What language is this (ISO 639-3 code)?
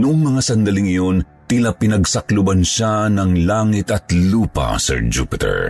fil